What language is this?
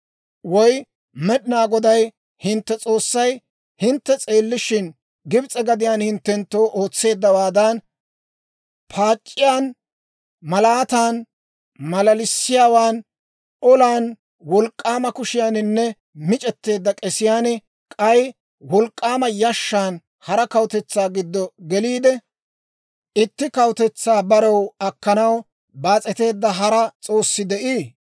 Dawro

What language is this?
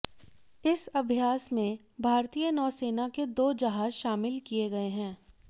Hindi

